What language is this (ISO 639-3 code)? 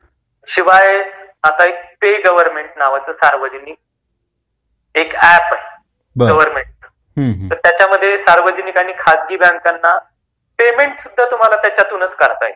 mar